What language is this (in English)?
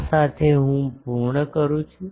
Gujarati